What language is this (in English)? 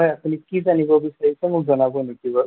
Assamese